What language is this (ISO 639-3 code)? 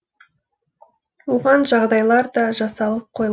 kaz